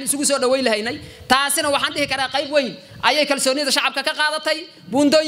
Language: Arabic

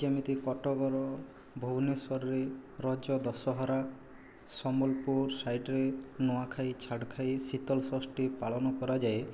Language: Odia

